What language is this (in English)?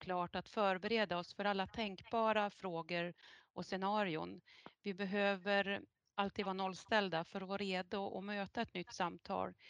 Swedish